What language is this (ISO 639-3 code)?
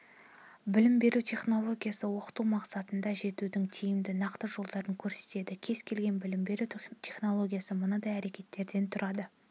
kaz